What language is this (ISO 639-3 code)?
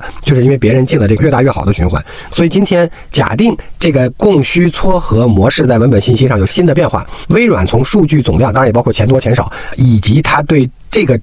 zho